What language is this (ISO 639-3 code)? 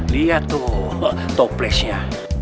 ind